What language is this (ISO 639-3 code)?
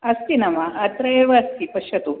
san